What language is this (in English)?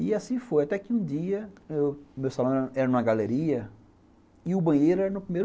Portuguese